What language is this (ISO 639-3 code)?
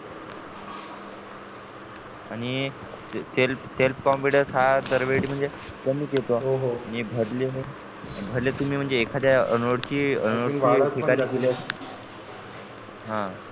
mar